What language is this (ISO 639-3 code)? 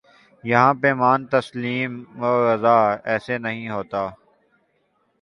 urd